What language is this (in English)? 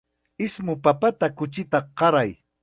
Chiquián Ancash Quechua